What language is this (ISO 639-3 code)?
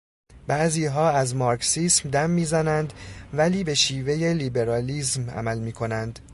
fas